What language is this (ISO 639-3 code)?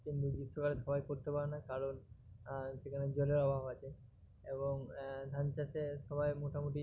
ben